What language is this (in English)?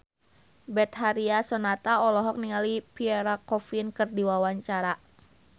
Sundanese